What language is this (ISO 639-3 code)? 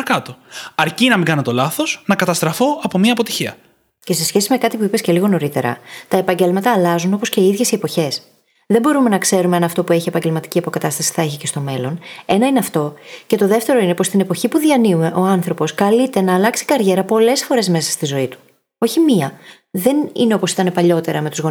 ell